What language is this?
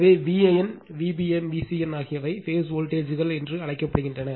Tamil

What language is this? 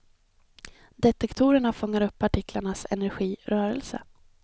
Swedish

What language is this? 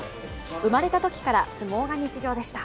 Japanese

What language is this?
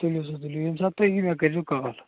Kashmiri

